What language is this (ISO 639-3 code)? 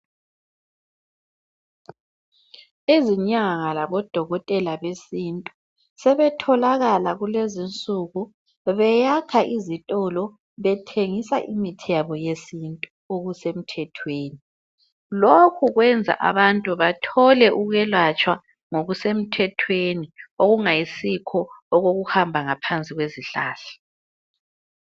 nde